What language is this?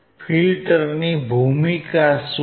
Gujarati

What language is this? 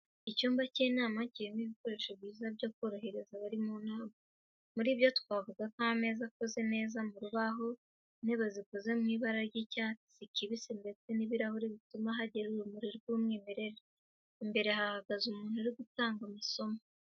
Kinyarwanda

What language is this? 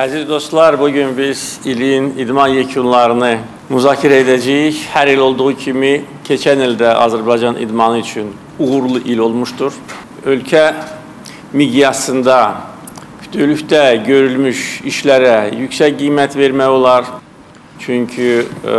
Turkish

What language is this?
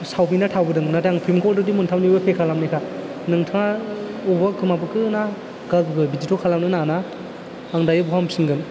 Bodo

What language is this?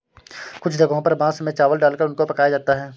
Hindi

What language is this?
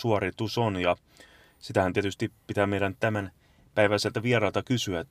Finnish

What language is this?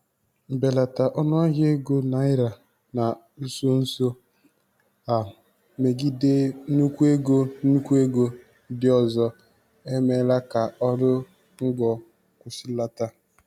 Igbo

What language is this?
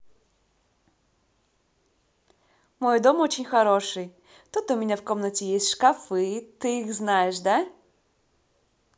Russian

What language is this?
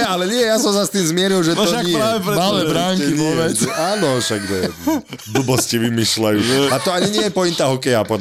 Slovak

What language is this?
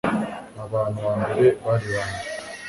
Kinyarwanda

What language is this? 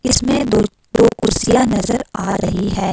Hindi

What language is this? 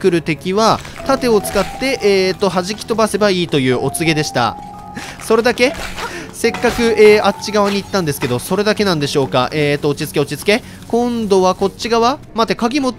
Japanese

